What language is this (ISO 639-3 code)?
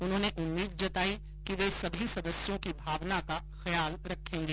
hin